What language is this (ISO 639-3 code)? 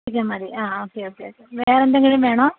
mal